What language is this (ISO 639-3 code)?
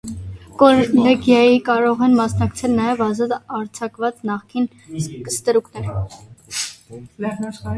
hye